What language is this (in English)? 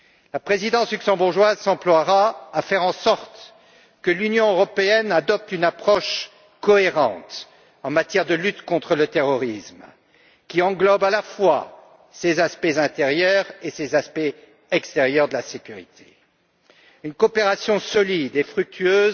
French